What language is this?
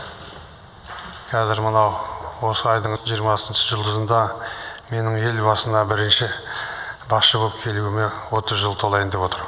Kazakh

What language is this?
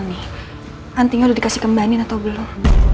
Indonesian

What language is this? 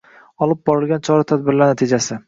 Uzbek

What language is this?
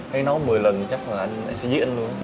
Vietnamese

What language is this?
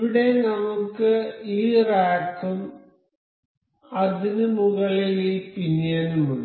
Malayalam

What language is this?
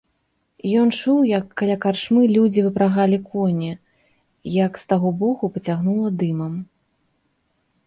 Belarusian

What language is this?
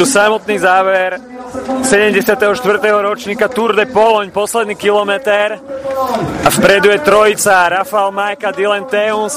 Slovak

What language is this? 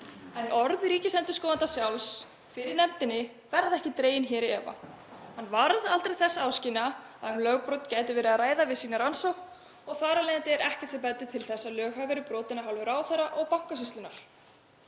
Icelandic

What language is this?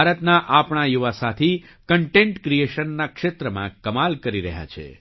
Gujarati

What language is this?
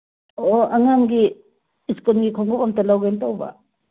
Manipuri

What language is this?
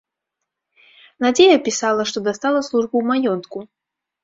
Belarusian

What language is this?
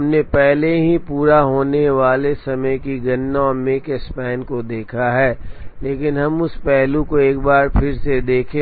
Hindi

